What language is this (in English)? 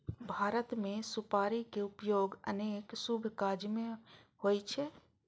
Maithili